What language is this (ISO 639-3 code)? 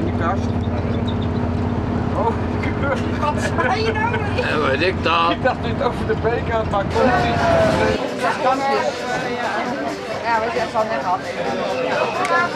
nld